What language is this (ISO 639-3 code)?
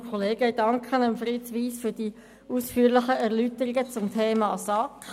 gsw